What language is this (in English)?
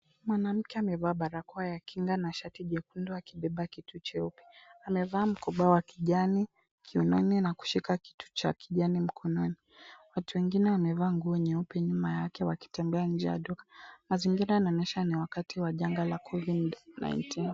Swahili